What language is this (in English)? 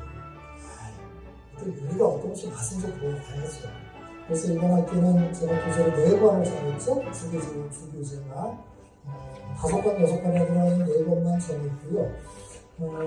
Korean